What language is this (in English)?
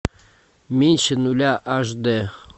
Russian